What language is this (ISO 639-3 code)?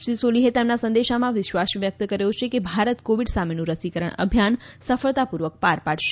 guj